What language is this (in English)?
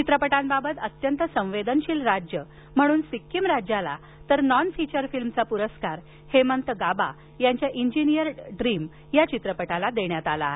Marathi